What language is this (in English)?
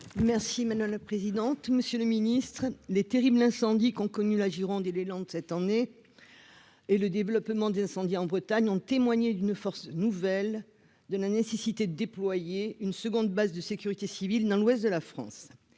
French